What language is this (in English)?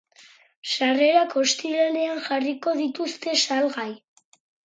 Basque